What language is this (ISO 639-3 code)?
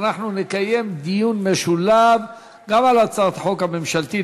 heb